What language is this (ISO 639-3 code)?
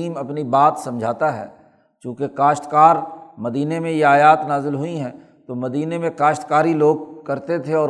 urd